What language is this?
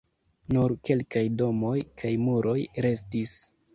Esperanto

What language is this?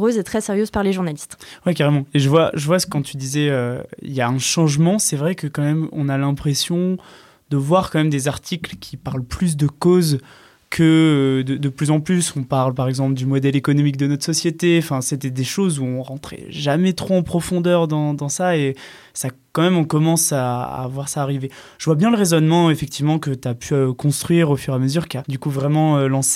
French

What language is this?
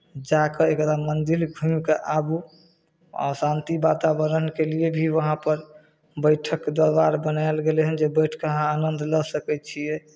Maithili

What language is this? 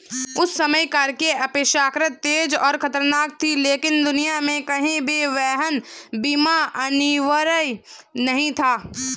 Hindi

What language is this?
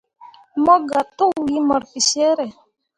Mundang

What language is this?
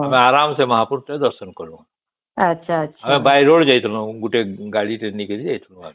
Odia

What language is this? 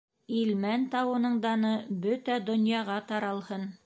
Bashkir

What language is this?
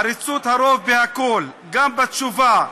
Hebrew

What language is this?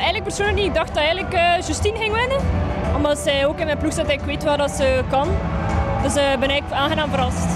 Dutch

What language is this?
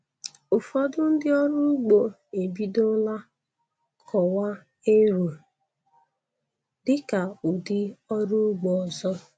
Igbo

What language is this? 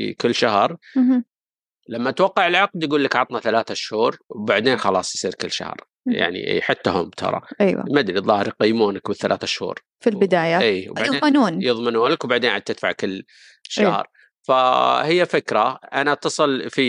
Arabic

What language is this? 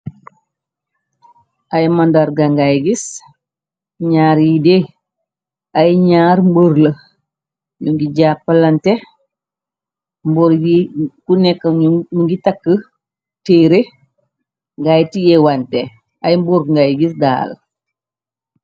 Wolof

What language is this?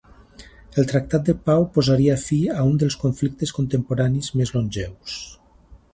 Catalan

